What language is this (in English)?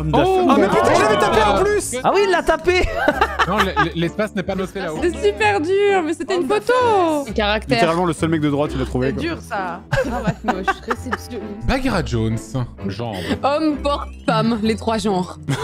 French